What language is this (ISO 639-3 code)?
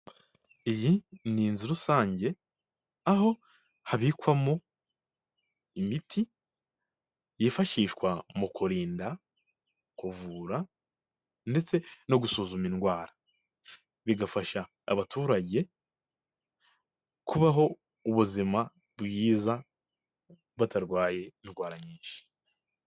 kin